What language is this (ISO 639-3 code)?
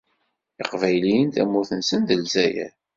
kab